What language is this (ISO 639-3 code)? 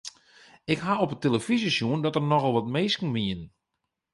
fry